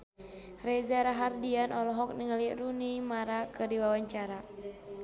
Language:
Sundanese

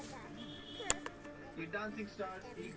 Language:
Magahi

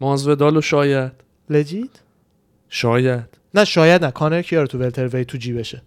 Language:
Persian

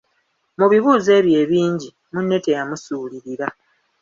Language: Ganda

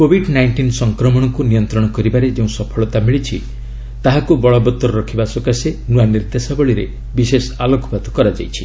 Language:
Odia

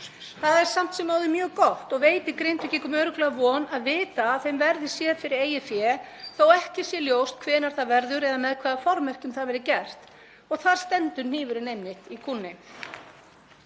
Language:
Icelandic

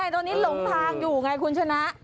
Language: Thai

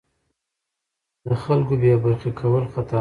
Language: Pashto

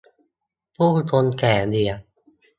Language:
Thai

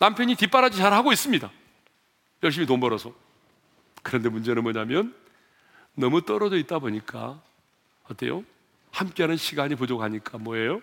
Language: Korean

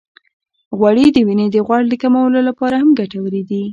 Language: Pashto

